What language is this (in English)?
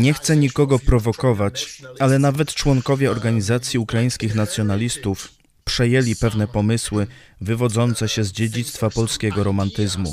Polish